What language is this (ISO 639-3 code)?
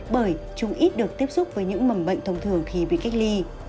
vie